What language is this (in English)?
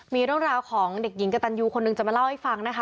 Thai